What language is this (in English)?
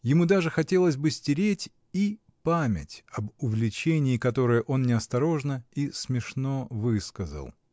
Russian